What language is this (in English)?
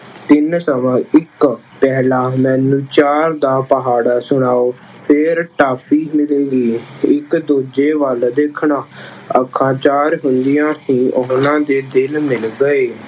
Punjabi